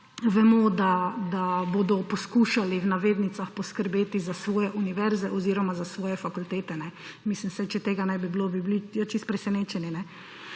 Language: Slovenian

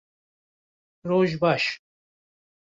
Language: Kurdish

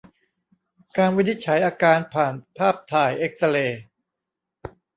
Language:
Thai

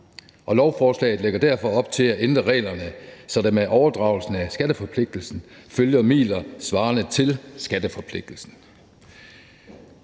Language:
Danish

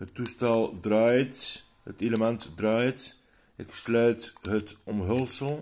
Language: Dutch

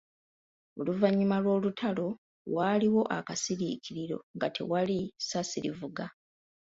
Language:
Ganda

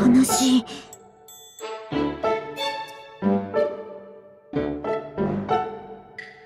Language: Japanese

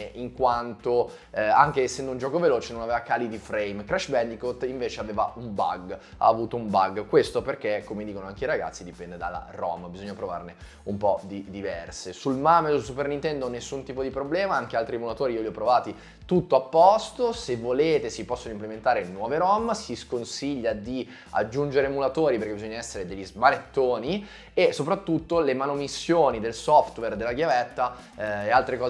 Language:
Italian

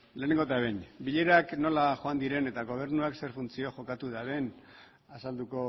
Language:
Basque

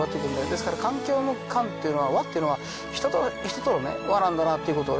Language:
Japanese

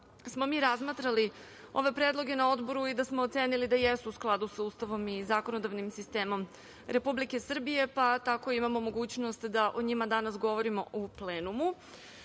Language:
Serbian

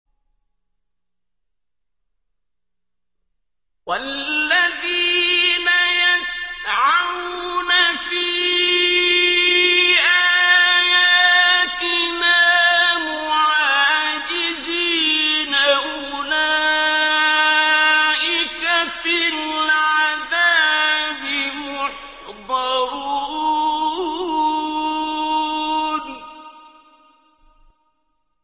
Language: Arabic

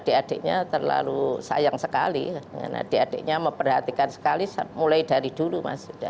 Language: Indonesian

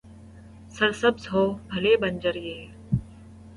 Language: Urdu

